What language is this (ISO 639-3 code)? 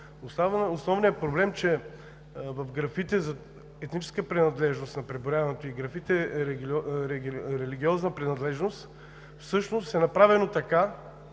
bul